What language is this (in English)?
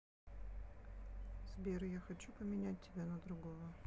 Russian